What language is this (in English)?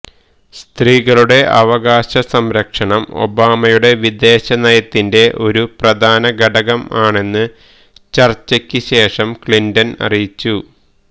Malayalam